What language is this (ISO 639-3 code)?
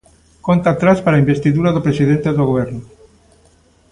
glg